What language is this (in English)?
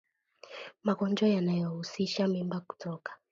Swahili